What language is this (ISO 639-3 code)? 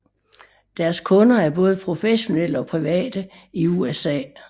dan